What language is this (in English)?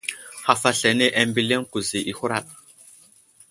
Wuzlam